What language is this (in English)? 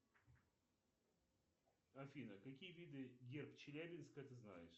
Russian